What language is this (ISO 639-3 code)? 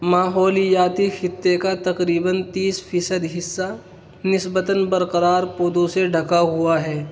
urd